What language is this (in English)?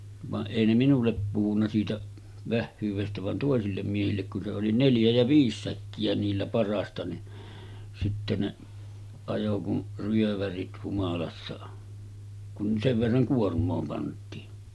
Finnish